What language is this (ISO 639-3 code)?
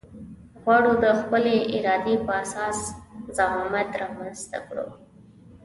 pus